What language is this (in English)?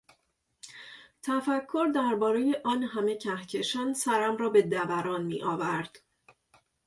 Persian